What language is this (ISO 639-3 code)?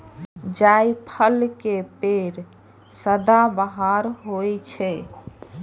mai